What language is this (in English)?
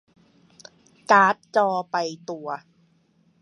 Thai